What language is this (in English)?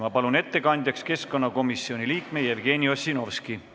Estonian